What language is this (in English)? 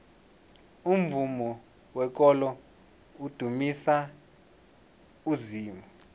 South Ndebele